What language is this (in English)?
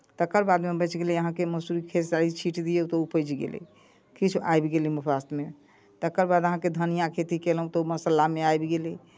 Maithili